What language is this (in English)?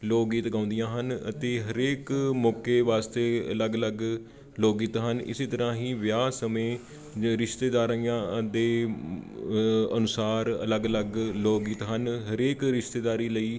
Punjabi